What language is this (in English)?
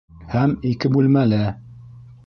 Bashkir